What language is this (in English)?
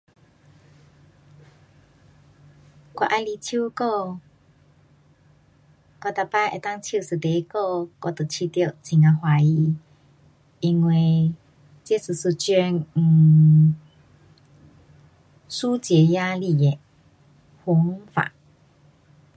Pu-Xian Chinese